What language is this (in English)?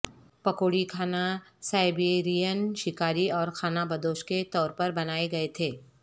Urdu